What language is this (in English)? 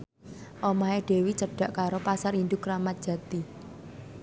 Javanese